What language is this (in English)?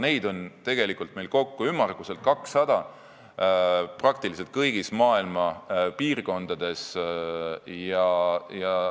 Estonian